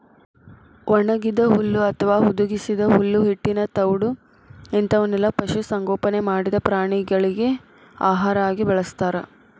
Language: Kannada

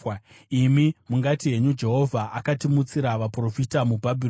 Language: Shona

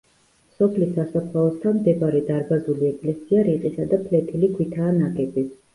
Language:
Georgian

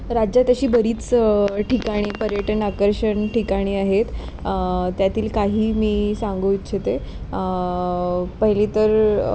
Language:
Marathi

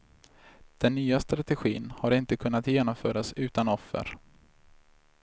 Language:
Swedish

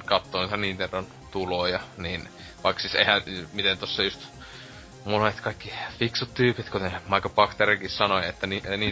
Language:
Finnish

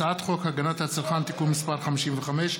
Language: Hebrew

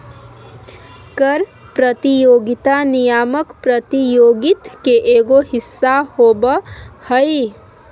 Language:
Magahi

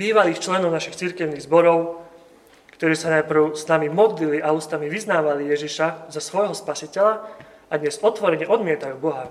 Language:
Slovak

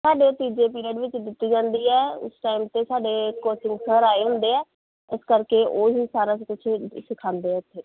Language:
Punjabi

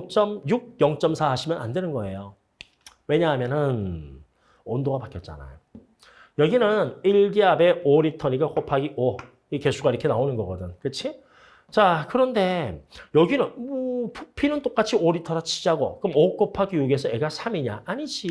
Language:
Korean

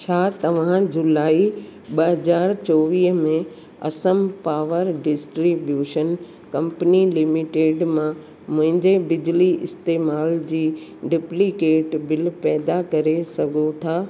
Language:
Sindhi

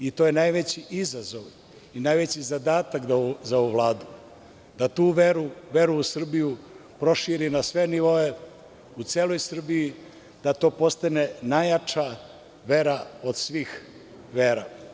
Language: Serbian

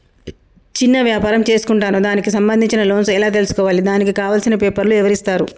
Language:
Telugu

